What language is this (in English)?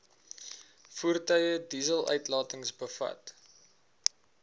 Afrikaans